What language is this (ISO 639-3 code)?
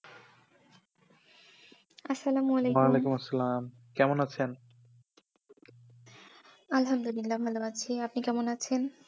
ben